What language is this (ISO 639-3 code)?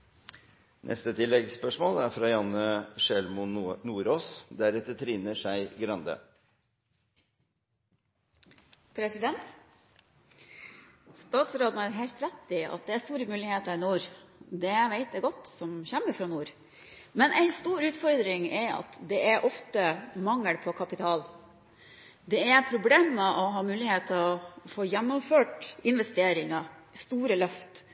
nor